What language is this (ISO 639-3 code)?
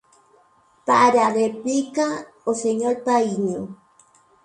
glg